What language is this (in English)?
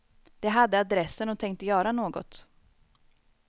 Swedish